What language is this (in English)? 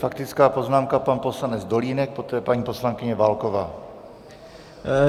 Czech